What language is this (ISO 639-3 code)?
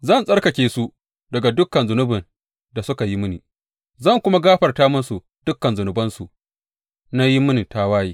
hau